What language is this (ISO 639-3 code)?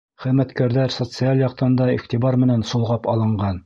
bak